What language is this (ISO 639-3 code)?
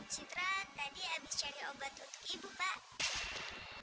ind